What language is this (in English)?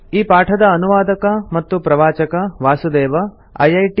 Kannada